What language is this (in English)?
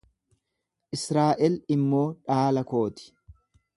Oromo